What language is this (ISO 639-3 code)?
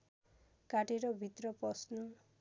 nep